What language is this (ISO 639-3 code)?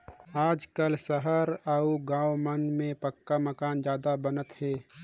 hne